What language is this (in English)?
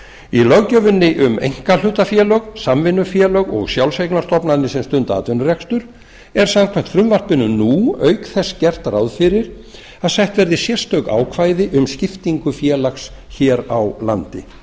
Icelandic